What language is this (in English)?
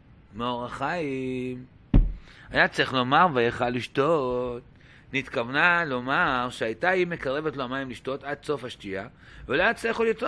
Hebrew